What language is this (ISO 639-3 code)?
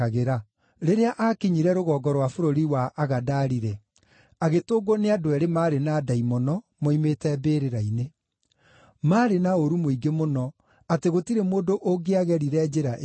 kik